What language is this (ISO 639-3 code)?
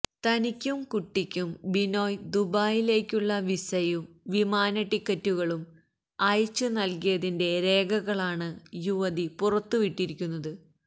mal